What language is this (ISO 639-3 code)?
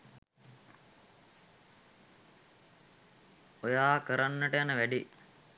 sin